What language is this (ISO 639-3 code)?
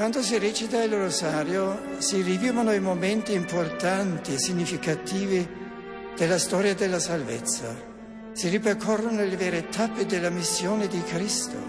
slk